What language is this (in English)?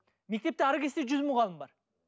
Kazakh